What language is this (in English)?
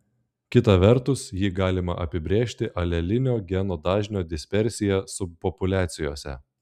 Lithuanian